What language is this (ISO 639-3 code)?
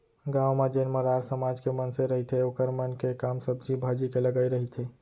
hne